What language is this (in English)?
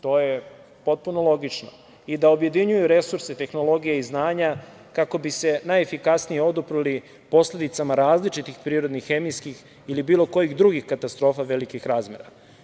Serbian